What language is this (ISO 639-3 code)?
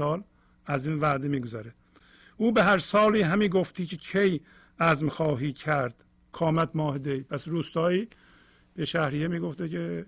fas